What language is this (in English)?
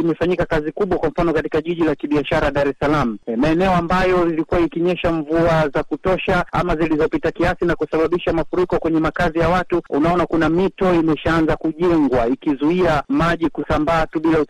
Swahili